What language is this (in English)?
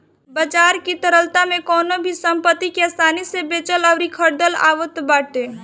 Bhojpuri